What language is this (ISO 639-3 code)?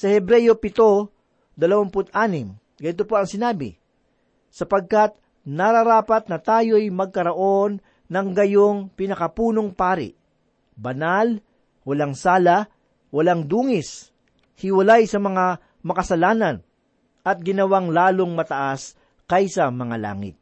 fil